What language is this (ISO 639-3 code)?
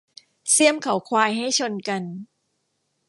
tha